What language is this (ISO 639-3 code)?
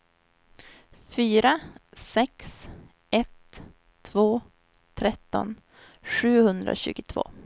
swe